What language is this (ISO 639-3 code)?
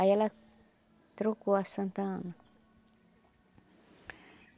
por